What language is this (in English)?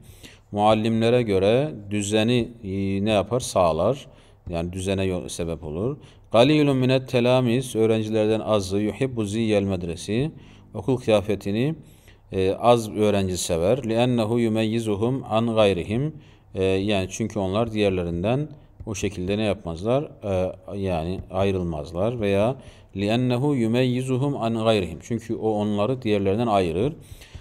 Turkish